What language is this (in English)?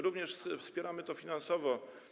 Polish